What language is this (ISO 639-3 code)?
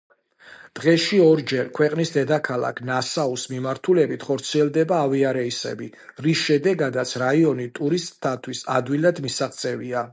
kat